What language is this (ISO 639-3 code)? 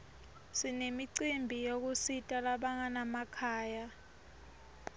ssw